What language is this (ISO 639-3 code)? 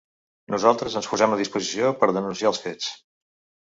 cat